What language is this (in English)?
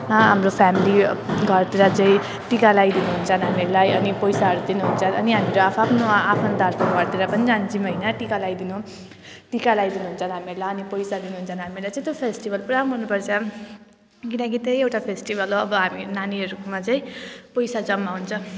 Nepali